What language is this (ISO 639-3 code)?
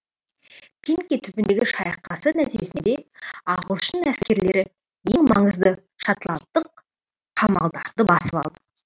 kaz